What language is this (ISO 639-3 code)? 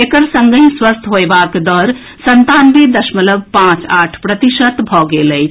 mai